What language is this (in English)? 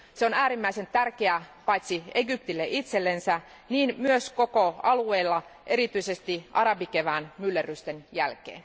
Finnish